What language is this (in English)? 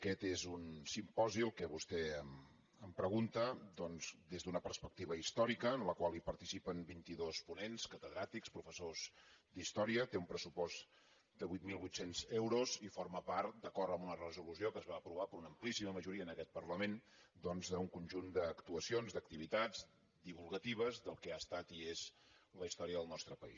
Catalan